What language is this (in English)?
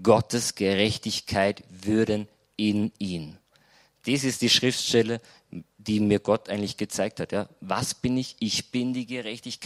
German